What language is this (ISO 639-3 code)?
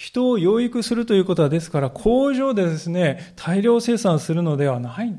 jpn